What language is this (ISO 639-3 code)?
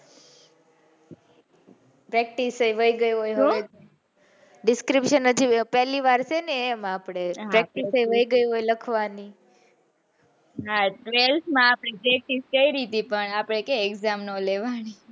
guj